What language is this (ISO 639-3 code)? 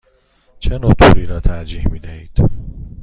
fas